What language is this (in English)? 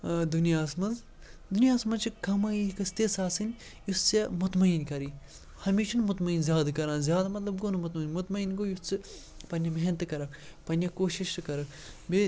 Kashmiri